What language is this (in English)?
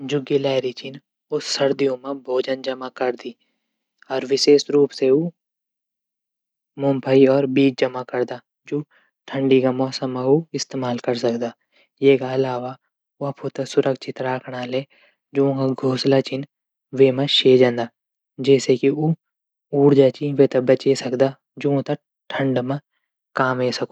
Garhwali